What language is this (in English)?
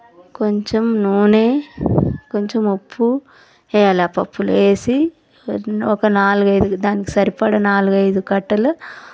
Telugu